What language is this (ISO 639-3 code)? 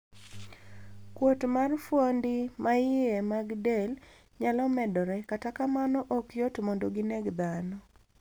luo